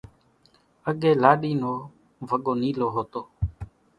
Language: Kachi Koli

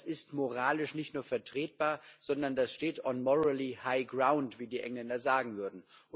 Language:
German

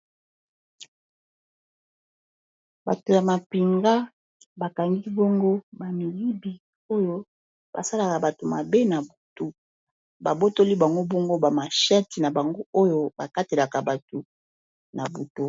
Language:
Lingala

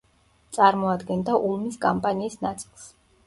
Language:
Georgian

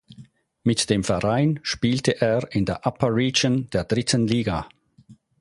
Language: German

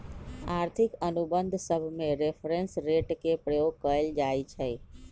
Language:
Magahi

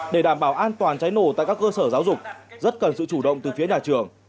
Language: Vietnamese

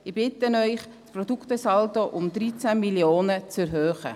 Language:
Swiss German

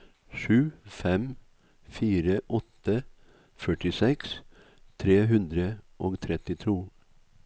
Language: Norwegian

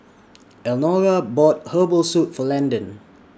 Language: English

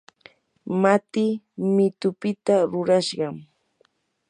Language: Yanahuanca Pasco Quechua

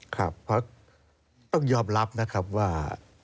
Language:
Thai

